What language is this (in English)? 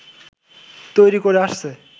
Bangla